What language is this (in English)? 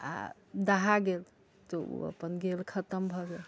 Maithili